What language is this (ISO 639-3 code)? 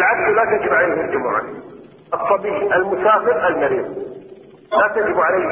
ara